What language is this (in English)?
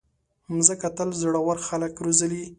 Pashto